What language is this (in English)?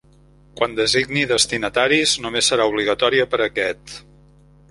Catalan